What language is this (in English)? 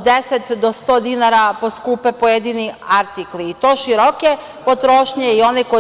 Serbian